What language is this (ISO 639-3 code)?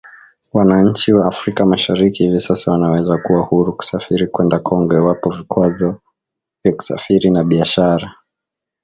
swa